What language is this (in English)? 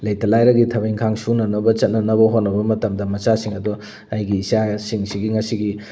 Manipuri